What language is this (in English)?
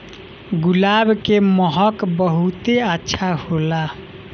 Bhojpuri